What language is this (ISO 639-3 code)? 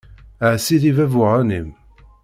kab